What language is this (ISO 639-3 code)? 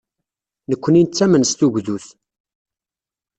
kab